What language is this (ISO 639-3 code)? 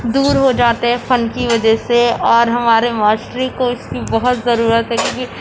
urd